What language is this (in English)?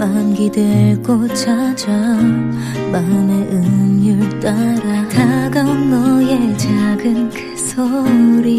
Korean